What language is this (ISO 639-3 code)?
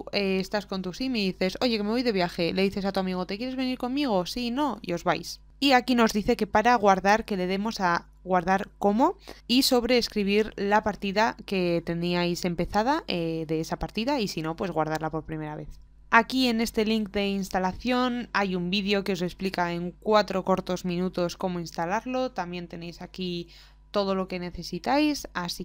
spa